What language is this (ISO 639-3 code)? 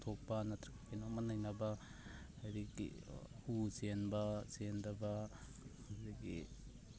mni